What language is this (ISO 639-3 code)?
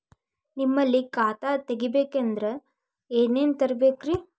kan